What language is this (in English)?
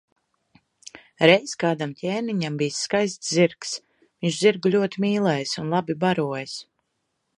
Latvian